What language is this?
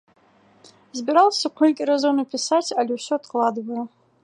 Belarusian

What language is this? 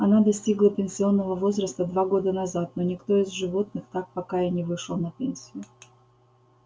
Russian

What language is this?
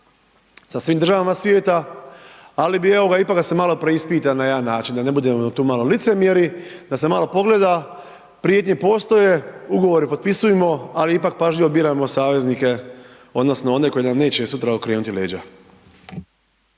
Croatian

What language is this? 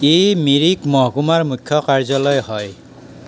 Assamese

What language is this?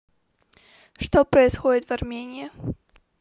Russian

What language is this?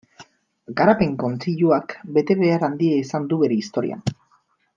Basque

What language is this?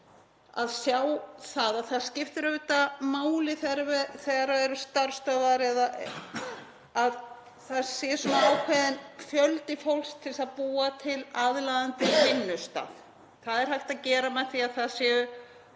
Icelandic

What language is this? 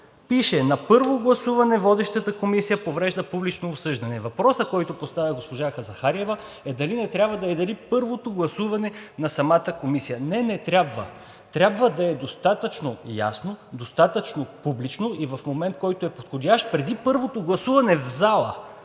Bulgarian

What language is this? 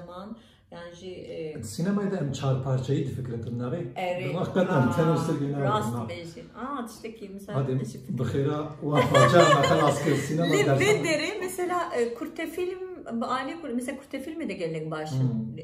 Turkish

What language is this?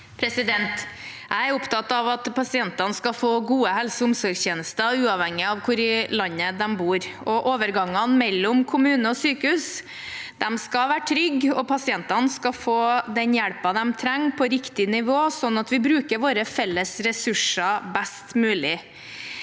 Norwegian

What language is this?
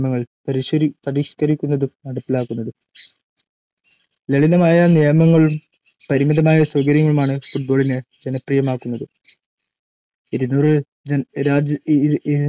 Malayalam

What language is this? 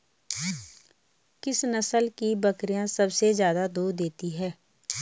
Hindi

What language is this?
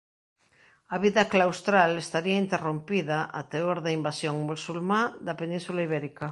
Galician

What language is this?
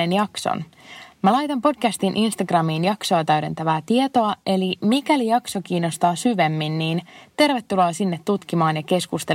Finnish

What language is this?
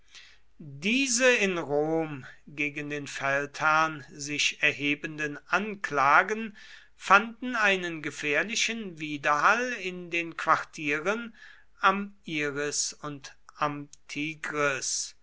German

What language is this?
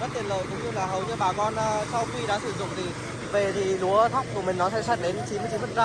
Vietnamese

